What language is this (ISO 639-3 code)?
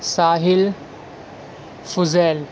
urd